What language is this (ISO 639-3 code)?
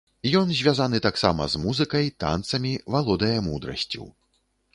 bel